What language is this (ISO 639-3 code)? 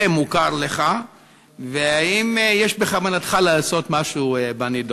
heb